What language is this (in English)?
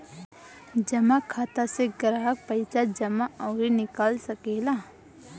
Bhojpuri